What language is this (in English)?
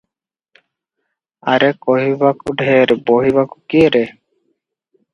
Odia